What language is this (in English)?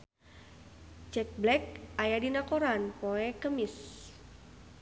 Sundanese